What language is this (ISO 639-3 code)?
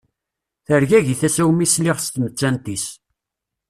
kab